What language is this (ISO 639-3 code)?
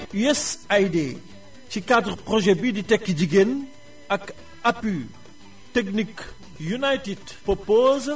wol